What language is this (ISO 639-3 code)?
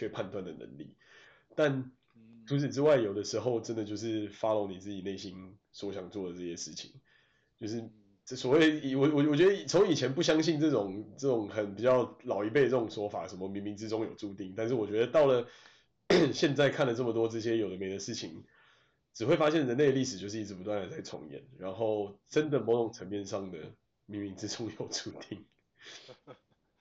zho